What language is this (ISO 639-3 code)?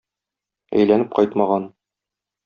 tat